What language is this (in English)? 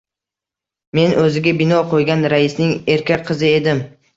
Uzbek